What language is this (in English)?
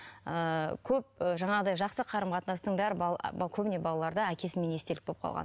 Kazakh